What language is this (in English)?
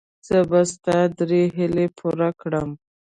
Pashto